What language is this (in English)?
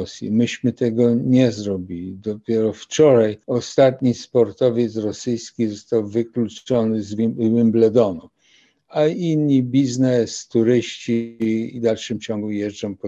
Polish